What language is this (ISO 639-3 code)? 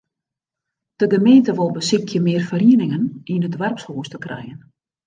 fry